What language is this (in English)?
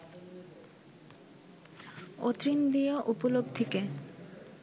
Bangla